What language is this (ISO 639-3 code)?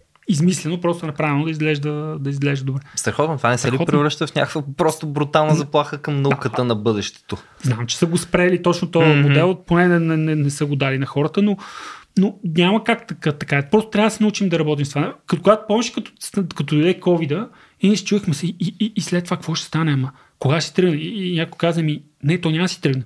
bul